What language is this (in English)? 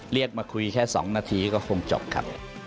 Thai